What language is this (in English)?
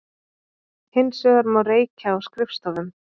Icelandic